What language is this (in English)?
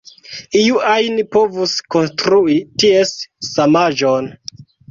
Esperanto